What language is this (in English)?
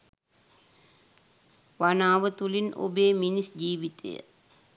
Sinhala